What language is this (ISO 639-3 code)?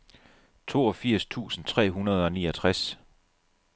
dan